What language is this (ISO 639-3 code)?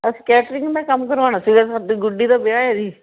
pan